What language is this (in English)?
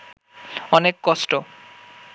Bangla